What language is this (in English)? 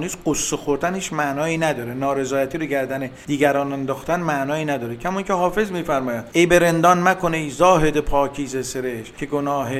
Persian